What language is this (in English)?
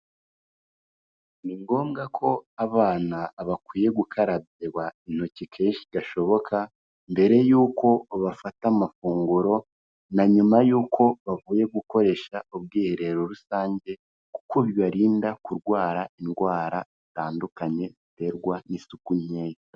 Kinyarwanda